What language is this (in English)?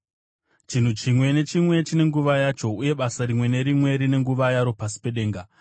Shona